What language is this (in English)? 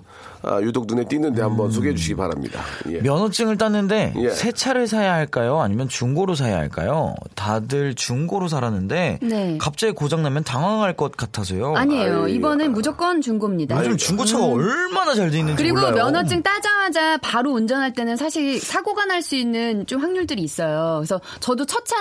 Korean